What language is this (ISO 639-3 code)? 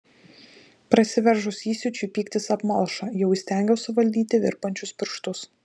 lit